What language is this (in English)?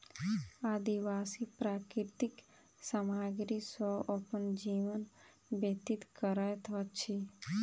Maithili